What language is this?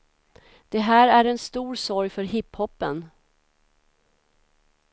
Swedish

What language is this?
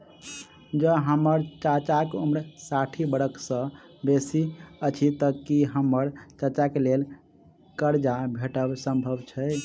Maithili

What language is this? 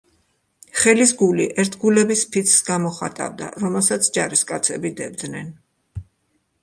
Georgian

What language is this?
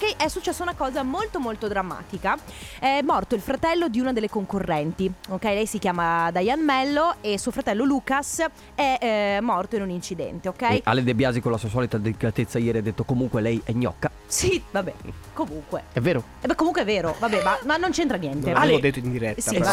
Italian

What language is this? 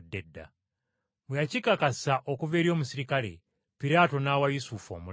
Ganda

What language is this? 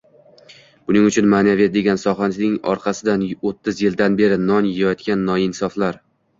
Uzbek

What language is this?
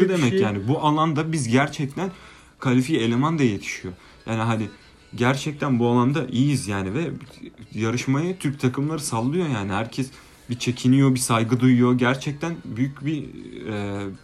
Turkish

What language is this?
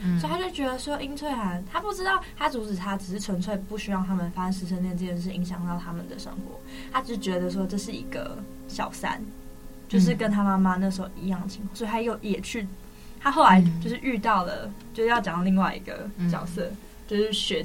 Chinese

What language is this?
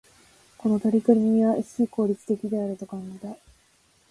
Japanese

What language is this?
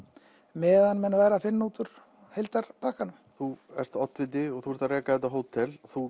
Icelandic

